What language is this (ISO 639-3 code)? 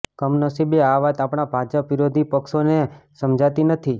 guj